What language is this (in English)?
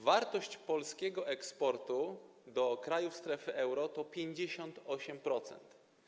Polish